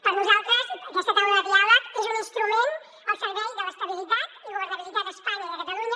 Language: Catalan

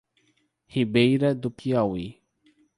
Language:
Portuguese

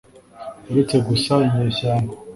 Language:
Kinyarwanda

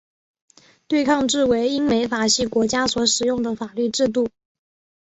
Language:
Chinese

